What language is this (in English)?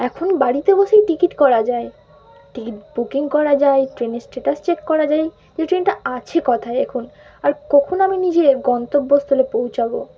Bangla